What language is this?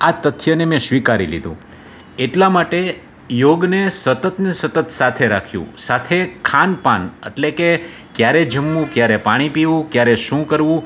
Gujarati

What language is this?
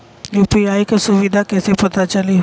Bhojpuri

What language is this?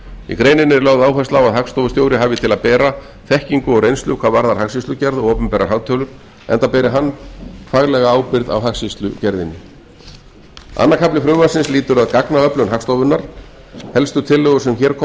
Icelandic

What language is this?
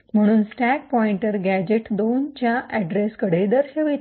Marathi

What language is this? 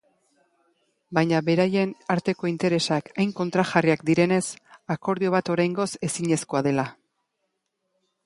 Basque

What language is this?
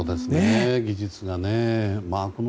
Japanese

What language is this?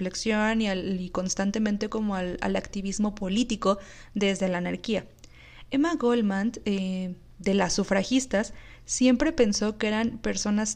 Spanish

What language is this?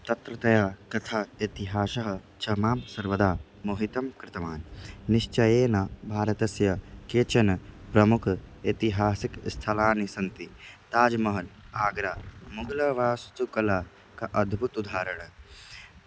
Sanskrit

